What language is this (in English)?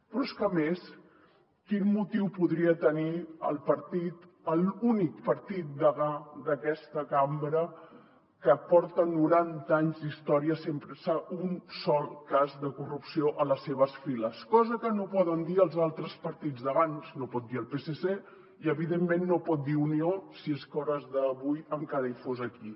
Catalan